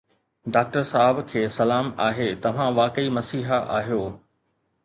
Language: Sindhi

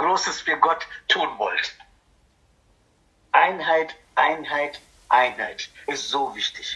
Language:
German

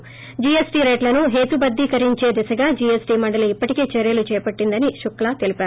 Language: Telugu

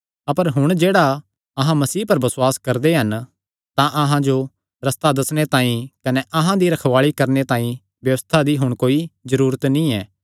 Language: Kangri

